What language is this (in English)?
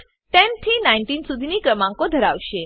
Gujarati